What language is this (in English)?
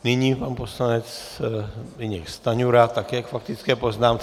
Czech